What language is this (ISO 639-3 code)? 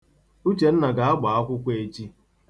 ibo